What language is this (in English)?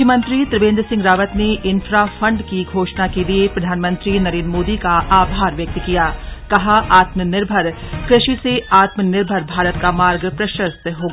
Hindi